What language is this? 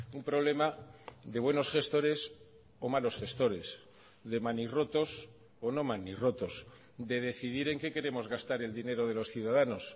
Spanish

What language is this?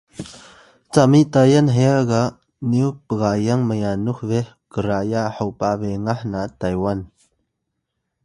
Atayal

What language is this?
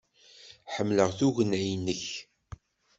Kabyle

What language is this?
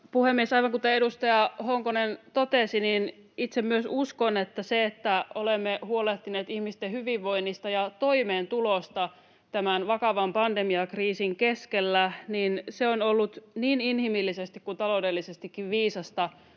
Finnish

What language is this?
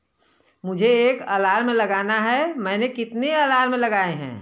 Hindi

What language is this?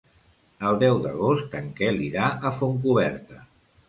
Catalan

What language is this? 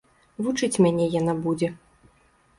Belarusian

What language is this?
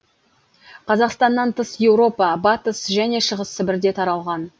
Kazakh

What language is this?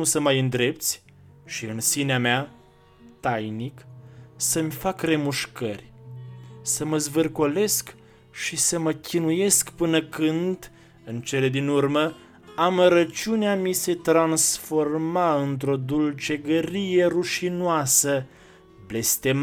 Romanian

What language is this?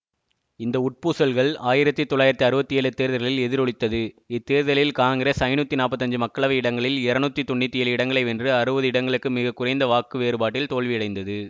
Tamil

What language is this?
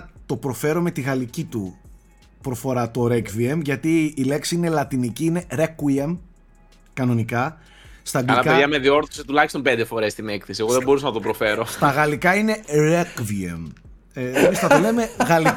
Greek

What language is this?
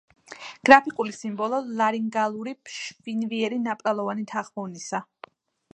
Georgian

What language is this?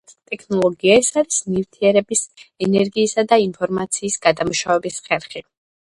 Georgian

